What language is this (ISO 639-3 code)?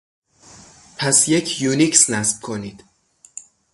fas